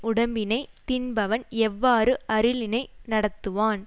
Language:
Tamil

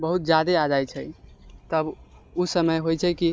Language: Maithili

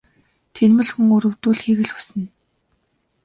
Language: Mongolian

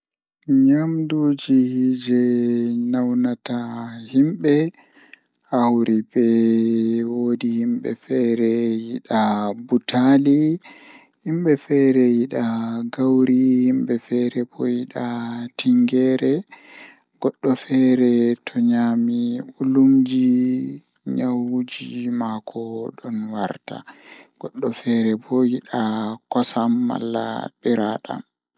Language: Fula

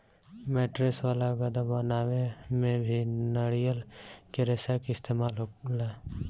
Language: Bhojpuri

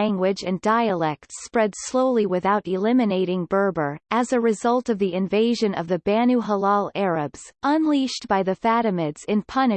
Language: English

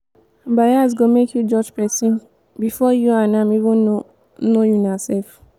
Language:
Nigerian Pidgin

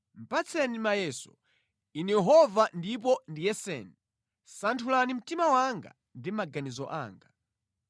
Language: Nyanja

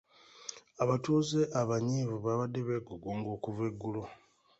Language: Ganda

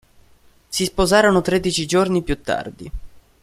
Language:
Italian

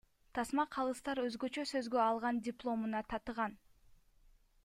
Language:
Kyrgyz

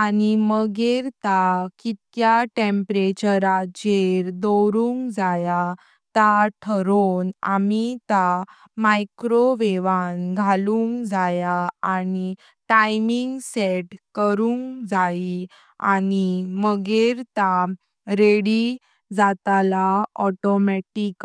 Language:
Konkani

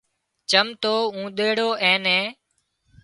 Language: Wadiyara Koli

